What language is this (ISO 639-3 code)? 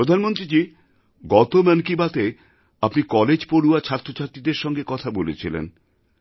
ben